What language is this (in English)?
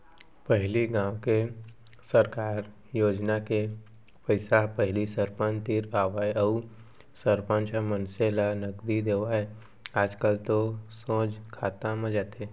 Chhattisgarhi